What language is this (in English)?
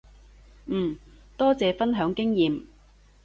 Cantonese